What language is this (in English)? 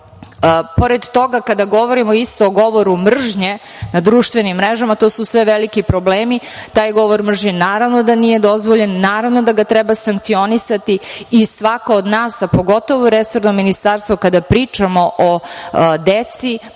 Serbian